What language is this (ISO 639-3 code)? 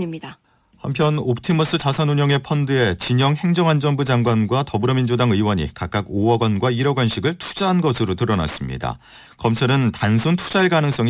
kor